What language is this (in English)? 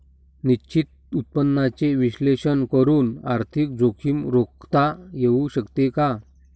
Marathi